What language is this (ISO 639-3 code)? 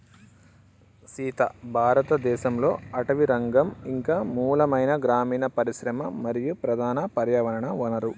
tel